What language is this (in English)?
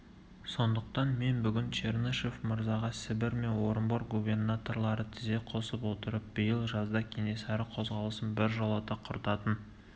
Kazakh